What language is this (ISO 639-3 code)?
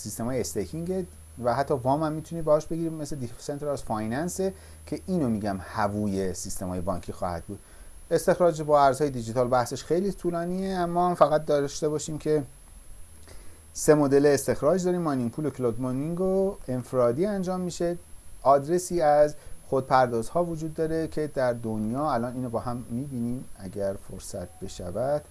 fas